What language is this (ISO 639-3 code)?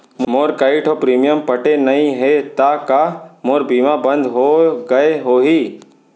hne